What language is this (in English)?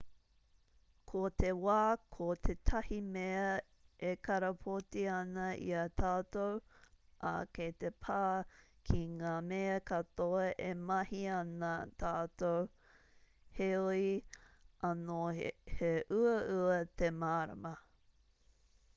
Māori